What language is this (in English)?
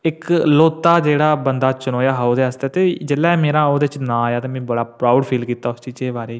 Dogri